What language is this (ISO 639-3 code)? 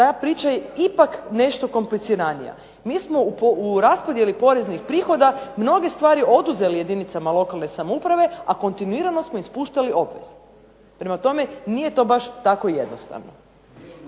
hrv